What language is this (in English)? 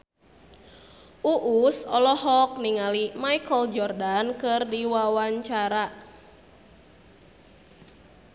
Sundanese